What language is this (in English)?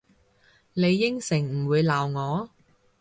Cantonese